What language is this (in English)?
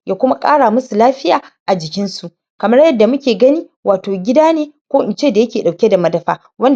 Hausa